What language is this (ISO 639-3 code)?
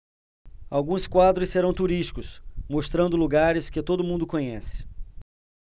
por